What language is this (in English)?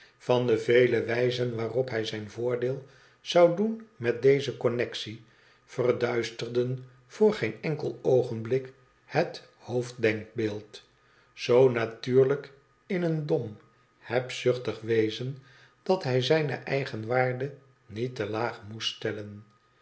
Dutch